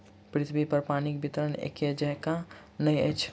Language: Maithili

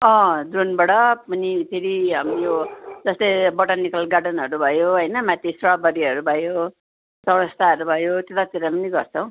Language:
Nepali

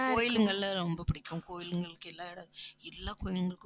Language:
Tamil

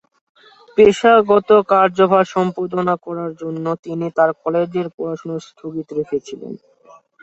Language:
Bangla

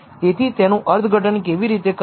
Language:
Gujarati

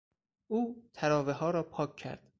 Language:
Persian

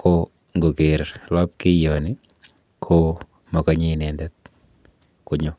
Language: Kalenjin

